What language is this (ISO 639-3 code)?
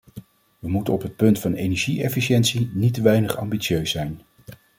nld